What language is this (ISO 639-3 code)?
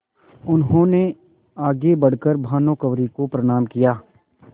hin